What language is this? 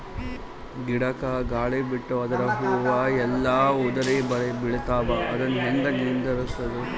Kannada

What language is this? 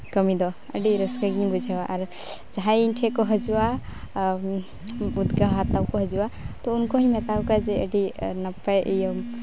Santali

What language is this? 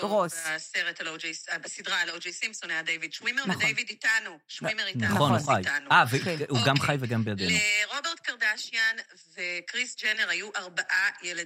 Hebrew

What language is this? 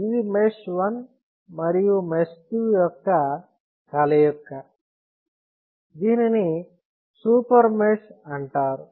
Telugu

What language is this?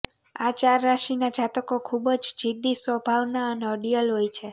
Gujarati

